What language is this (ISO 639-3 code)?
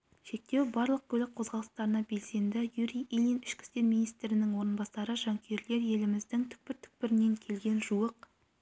kaz